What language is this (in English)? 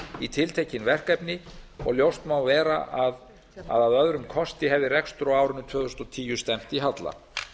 Icelandic